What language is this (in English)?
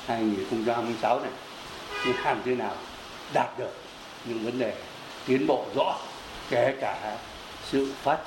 Vietnamese